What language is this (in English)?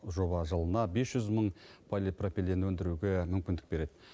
Kazakh